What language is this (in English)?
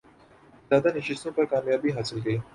Urdu